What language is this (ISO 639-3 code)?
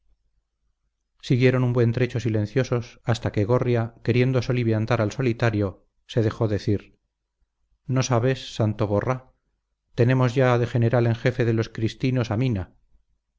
spa